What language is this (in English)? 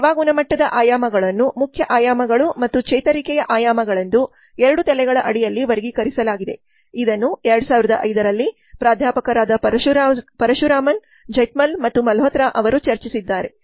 Kannada